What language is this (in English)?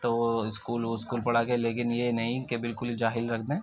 Urdu